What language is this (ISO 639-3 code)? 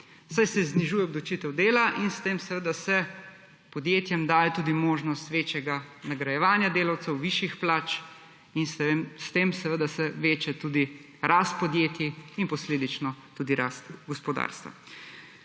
slv